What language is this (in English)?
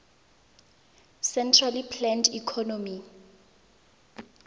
Tswana